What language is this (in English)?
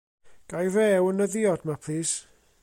Welsh